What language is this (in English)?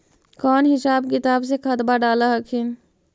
Magahi